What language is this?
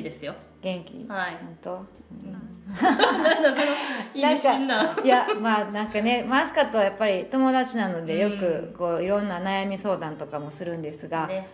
Japanese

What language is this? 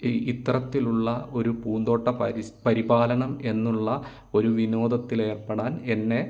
Malayalam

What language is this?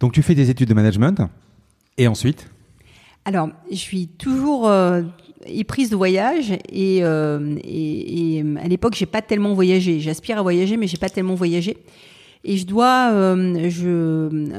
French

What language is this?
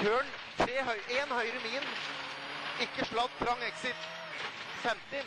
Norwegian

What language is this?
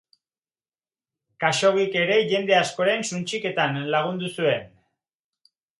Basque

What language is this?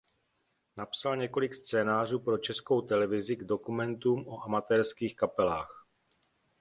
Czech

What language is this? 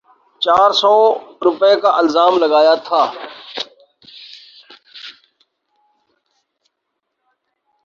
Urdu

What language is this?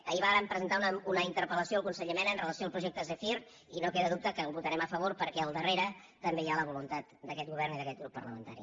Catalan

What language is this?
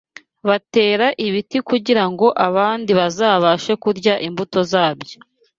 Kinyarwanda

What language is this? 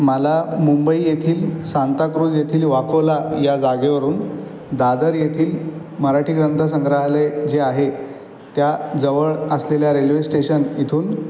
Marathi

